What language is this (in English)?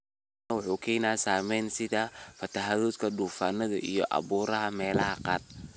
Somali